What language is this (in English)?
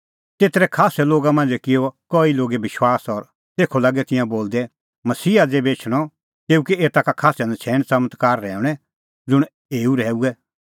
Kullu Pahari